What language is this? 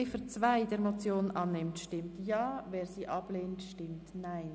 Swiss German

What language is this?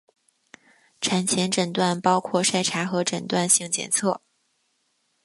Chinese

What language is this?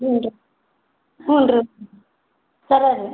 Kannada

